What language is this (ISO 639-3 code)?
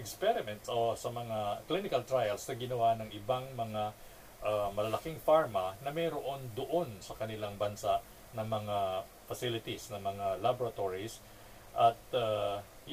fil